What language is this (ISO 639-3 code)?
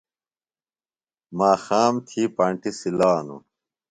phl